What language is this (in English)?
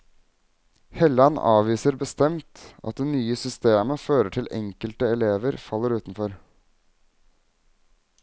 Norwegian